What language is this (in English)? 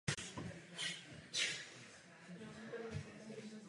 Czech